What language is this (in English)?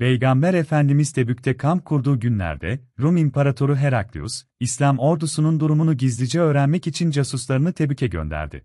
Turkish